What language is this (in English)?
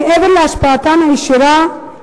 Hebrew